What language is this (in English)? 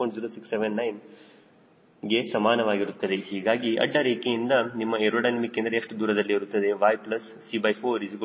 Kannada